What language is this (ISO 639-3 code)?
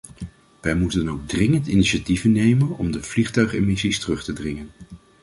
nld